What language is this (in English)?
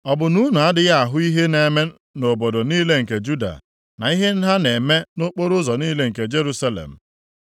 Igbo